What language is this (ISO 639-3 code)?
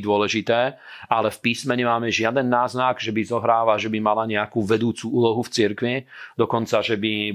slk